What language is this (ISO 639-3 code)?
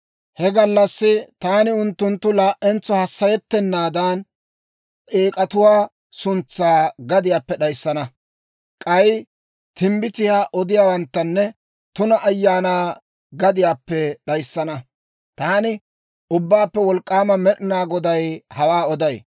dwr